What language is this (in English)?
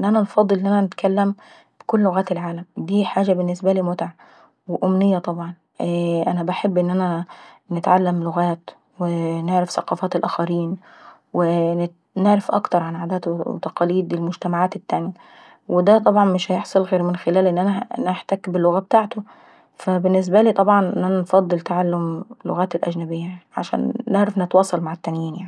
Saidi Arabic